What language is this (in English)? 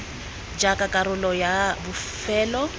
Tswana